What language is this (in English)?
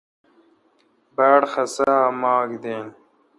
Kalkoti